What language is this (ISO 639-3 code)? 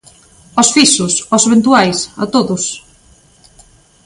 glg